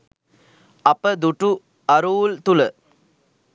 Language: Sinhala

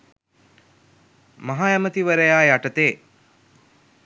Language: Sinhala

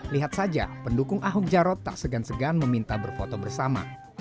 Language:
Indonesian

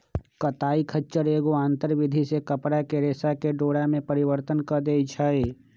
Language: Magahi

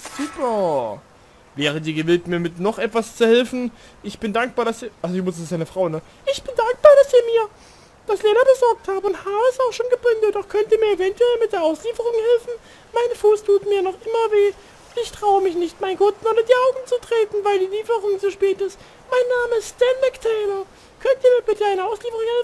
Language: German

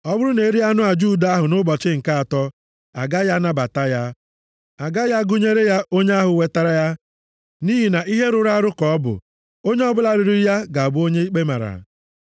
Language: Igbo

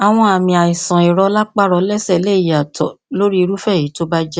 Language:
Yoruba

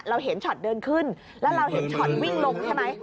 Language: Thai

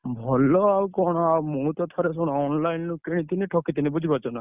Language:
Odia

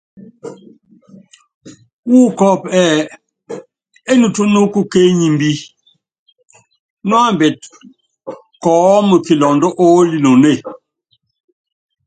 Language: Yangben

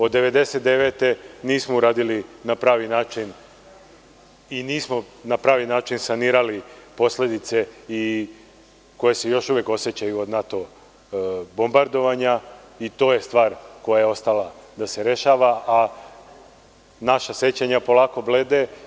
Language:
Serbian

